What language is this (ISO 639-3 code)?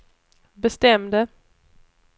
swe